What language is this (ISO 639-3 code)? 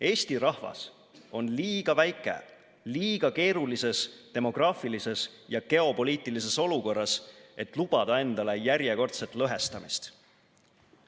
est